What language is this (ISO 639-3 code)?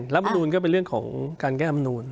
tha